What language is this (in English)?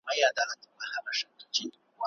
Pashto